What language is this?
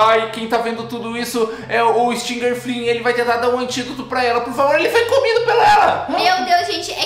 Portuguese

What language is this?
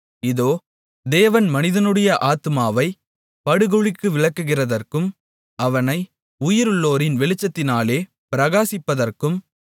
Tamil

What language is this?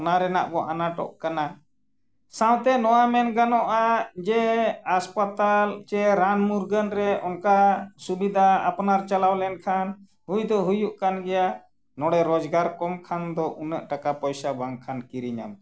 Santali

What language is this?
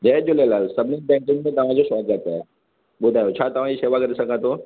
Sindhi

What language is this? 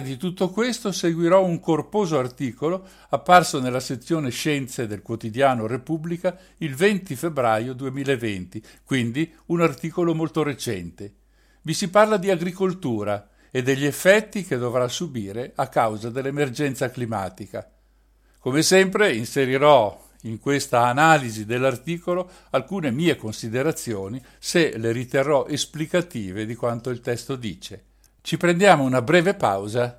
Italian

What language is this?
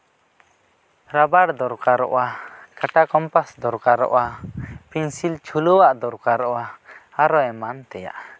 Santali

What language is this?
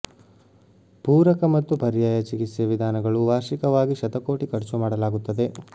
Kannada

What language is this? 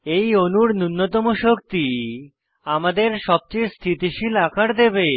Bangla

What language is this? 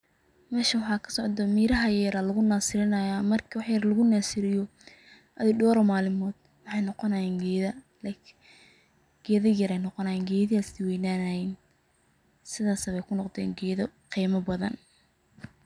Somali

